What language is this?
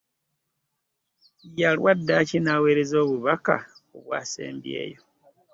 Ganda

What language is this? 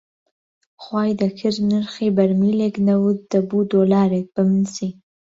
Central Kurdish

